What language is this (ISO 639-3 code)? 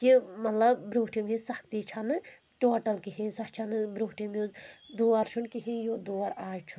kas